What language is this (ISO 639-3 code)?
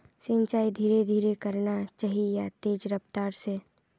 mag